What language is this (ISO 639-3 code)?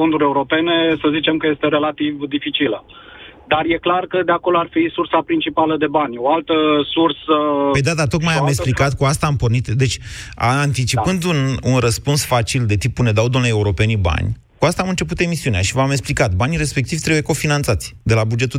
ron